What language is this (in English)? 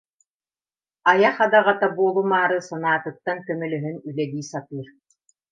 Yakut